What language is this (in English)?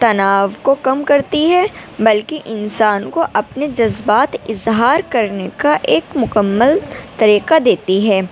Urdu